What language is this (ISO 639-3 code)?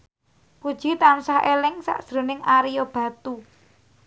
jav